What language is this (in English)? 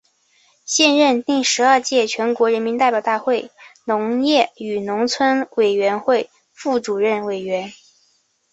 Chinese